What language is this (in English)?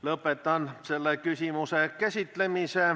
Estonian